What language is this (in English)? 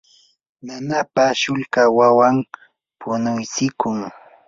Yanahuanca Pasco Quechua